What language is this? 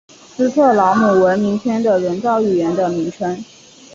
Chinese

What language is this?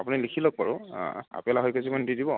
Assamese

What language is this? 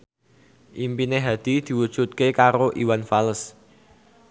Javanese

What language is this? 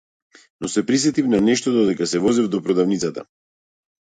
Macedonian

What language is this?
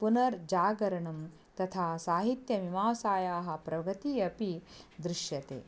Sanskrit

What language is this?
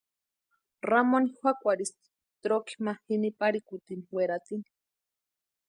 Western Highland Purepecha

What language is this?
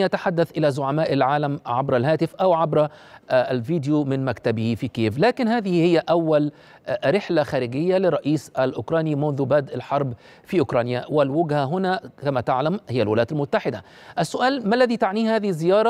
Arabic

